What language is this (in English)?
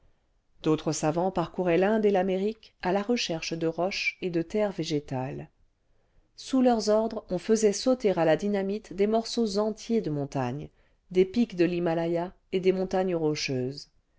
French